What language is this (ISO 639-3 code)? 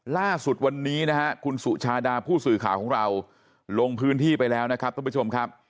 tha